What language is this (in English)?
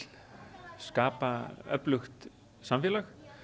Icelandic